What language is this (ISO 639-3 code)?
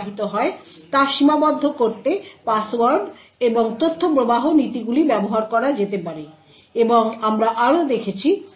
ben